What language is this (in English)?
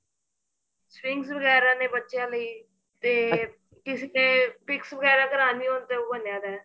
Punjabi